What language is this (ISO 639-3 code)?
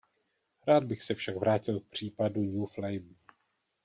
ces